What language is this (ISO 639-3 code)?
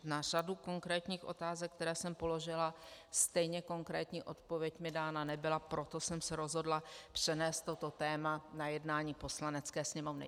ces